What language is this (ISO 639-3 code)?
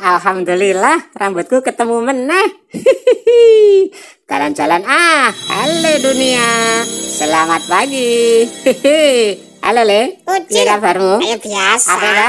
ind